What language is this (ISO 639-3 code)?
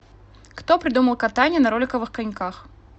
rus